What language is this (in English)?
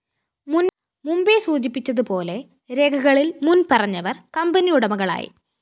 Malayalam